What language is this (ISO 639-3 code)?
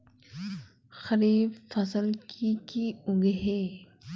mag